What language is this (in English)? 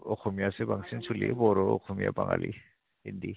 Bodo